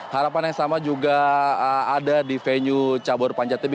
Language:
Indonesian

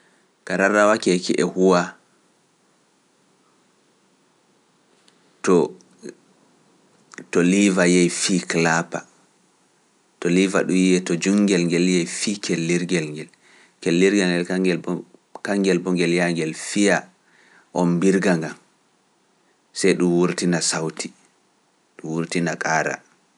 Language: Pular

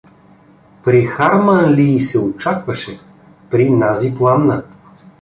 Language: Bulgarian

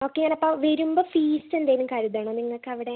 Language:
Malayalam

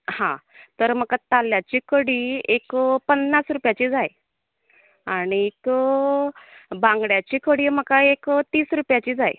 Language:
Konkani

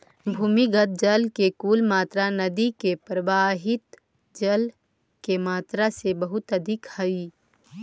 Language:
Magahi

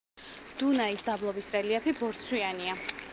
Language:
Georgian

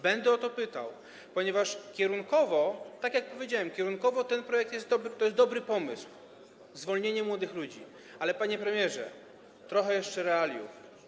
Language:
Polish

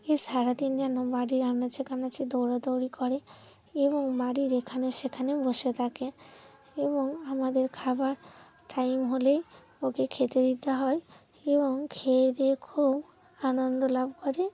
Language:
Bangla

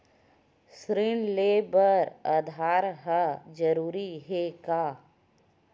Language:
Chhattisgarhi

